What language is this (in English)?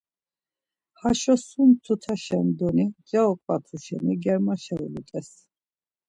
Laz